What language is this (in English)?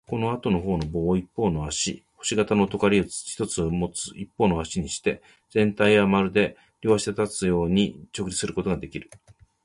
Japanese